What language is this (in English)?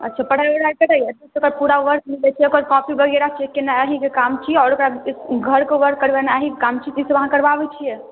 Maithili